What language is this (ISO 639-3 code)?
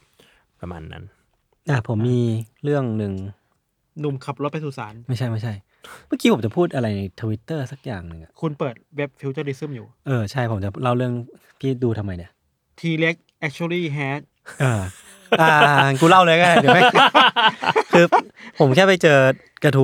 tha